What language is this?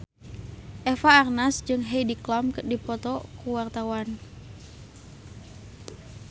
Sundanese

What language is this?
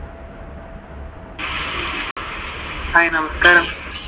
Malayalam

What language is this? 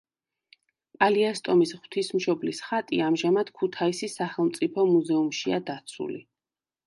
Georgian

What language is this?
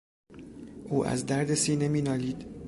Persian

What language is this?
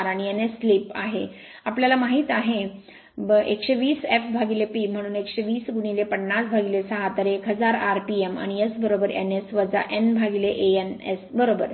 Marathi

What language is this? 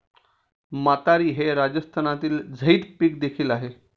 Marathi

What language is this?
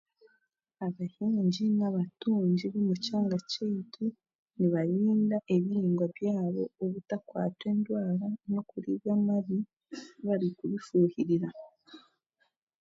Chiga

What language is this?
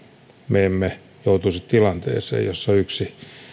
Finnish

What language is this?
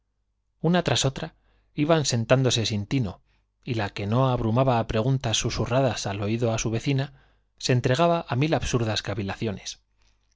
Spanish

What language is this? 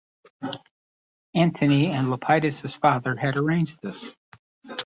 English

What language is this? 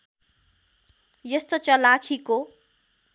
Nepali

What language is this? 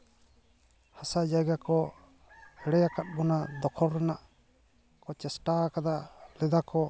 Santali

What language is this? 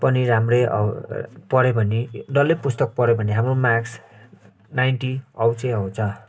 Nepali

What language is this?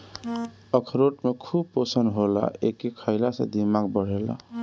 Bhojpuri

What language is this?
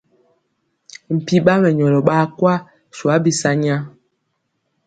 Mpiemo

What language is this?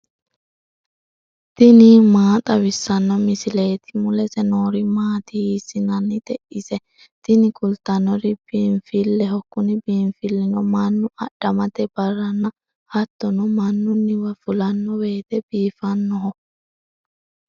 Sidamo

